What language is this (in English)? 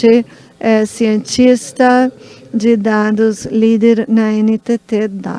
Portuguese